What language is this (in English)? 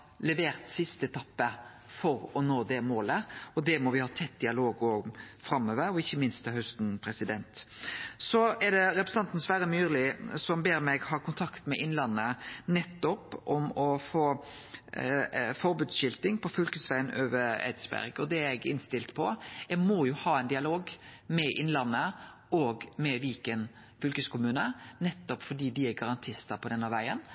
Norwegian Nynorsk